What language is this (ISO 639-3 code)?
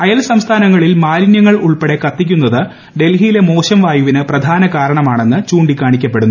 mal